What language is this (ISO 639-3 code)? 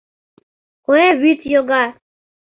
chm